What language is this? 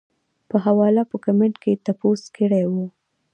Pashto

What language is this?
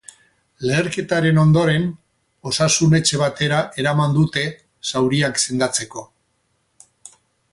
Basque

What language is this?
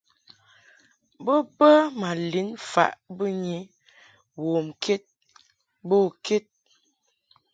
Mungaka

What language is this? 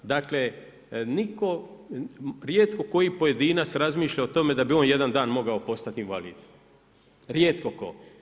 Croatian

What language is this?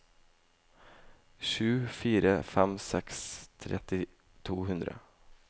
Norwegian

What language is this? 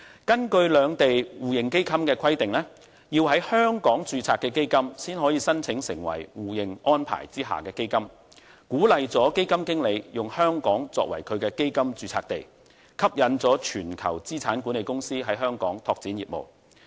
Cantonese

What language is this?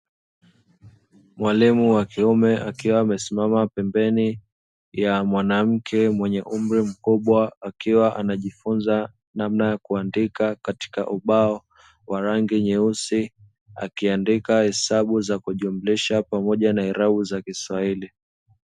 Swahili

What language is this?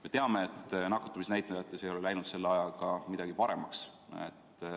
Estonian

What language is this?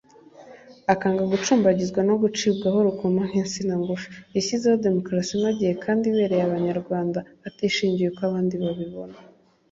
Kinyarwanda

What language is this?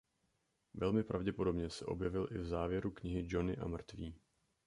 Czech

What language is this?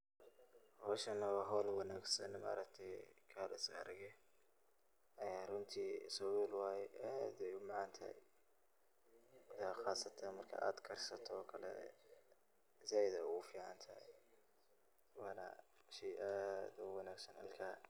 Somali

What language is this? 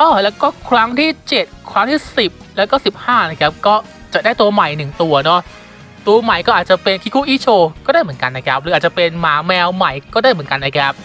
Thai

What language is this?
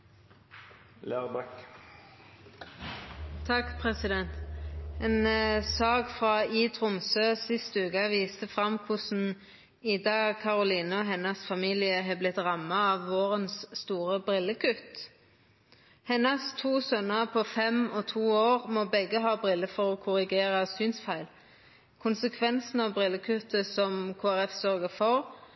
Norwegian Nynorsk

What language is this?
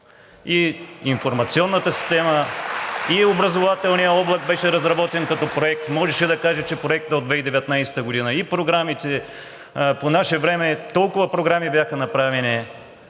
Bulgarian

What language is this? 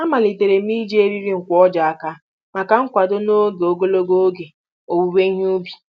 Igbo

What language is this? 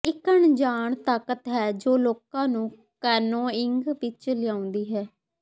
Punjabi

